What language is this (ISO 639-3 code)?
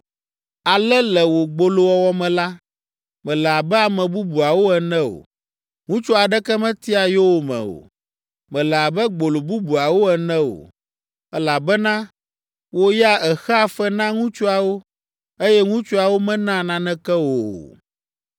ewe